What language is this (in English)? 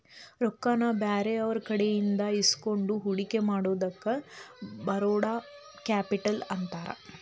Kannada